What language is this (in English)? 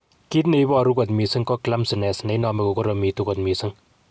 Kalenjin